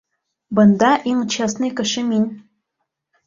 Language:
Bashkir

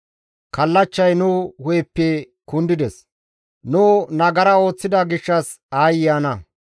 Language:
Gamo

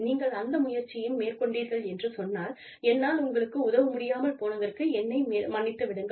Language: Tamil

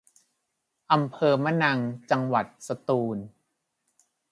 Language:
Thai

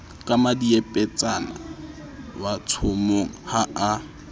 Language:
Southern Sotho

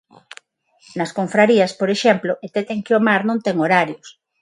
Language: Galician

